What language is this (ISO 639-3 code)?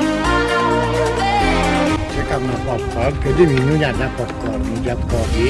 pol